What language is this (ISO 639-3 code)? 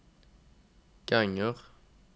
nor